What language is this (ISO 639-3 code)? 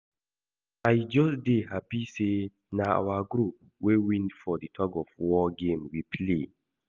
pcm